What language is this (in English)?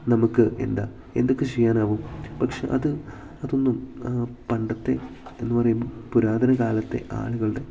Malayalam